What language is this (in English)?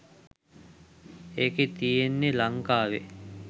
Sinhala